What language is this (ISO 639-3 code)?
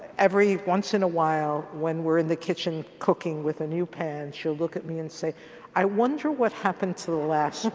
eng